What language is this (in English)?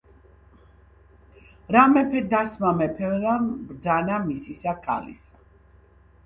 Georgian